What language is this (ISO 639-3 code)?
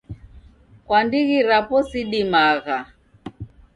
dav